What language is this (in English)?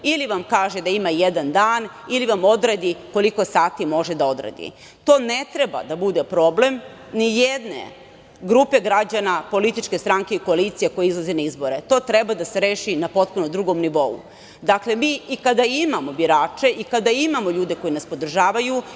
Serbian